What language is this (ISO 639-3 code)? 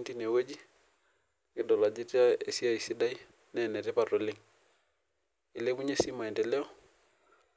mas